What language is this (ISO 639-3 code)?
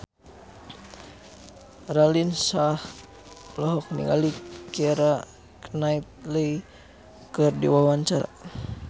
sun